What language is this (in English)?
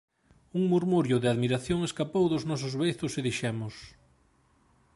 Galician